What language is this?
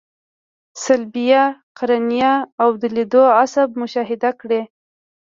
Pashto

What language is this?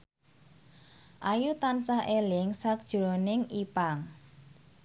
Javanese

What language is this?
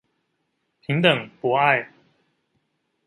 Chinese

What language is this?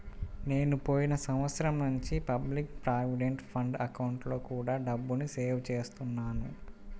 Telugu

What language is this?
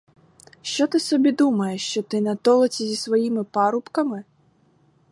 Ukrainian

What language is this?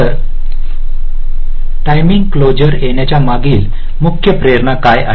Marathi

